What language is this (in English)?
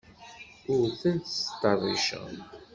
Kabyle